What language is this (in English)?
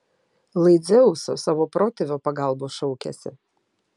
Lithuanian